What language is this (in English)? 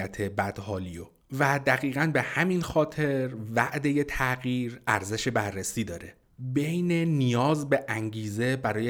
Persian